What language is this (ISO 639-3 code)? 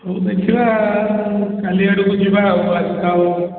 ori